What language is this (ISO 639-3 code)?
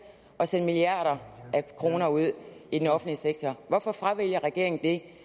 dan